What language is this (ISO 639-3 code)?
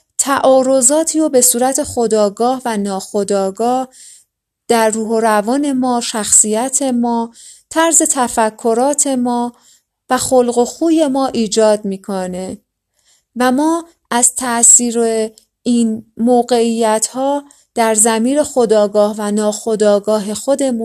fas